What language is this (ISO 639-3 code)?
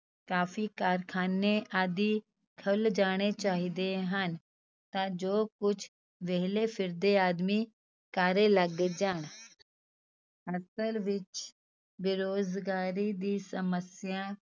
pan